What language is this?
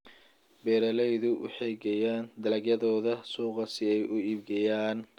Somali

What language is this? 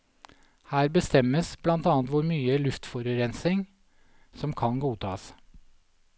Norwegian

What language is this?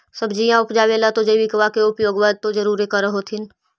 Magahi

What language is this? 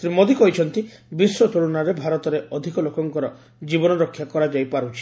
Odia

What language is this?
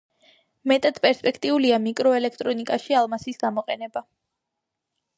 Georgian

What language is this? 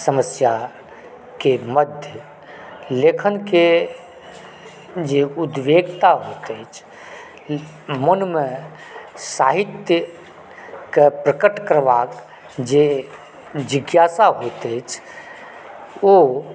Maithili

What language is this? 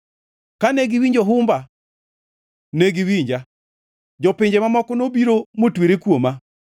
Luo (Kenya and Tanzania)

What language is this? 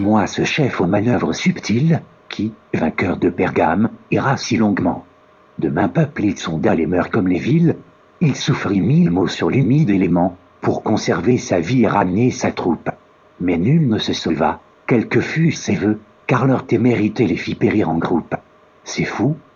French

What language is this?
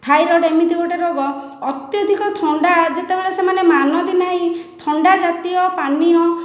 Odia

